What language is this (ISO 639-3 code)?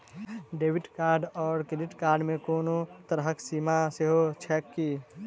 mai